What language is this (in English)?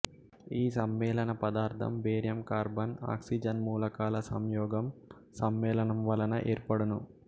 Telugu